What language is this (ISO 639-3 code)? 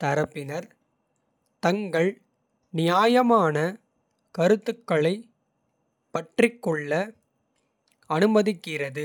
kfe